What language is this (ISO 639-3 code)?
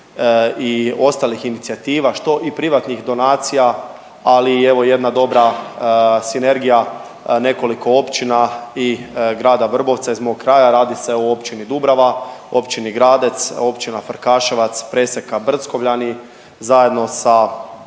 hrv